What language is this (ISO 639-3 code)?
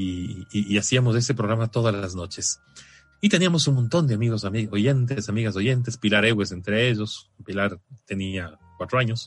spa